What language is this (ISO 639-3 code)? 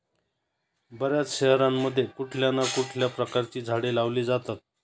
mar